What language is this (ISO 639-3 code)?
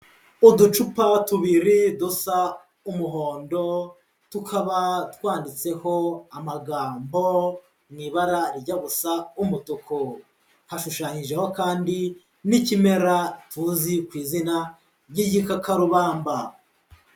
kin